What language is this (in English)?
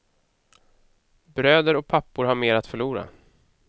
Swedish